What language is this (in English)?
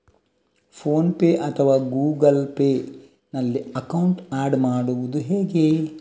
Kannada